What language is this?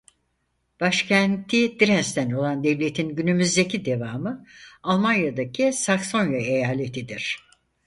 Turkish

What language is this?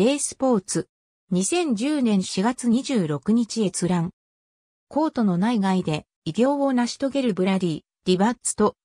Japanese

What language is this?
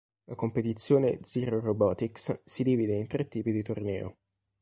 Italian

